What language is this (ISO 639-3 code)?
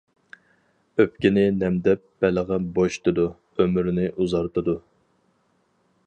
uig